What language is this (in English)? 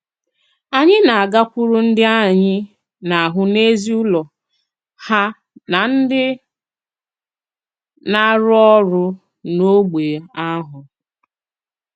Igbo